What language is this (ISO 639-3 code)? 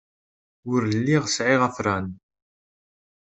kab